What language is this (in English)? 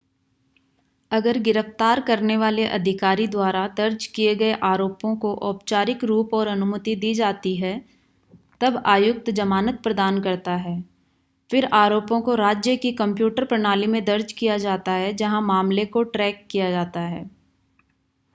Hindi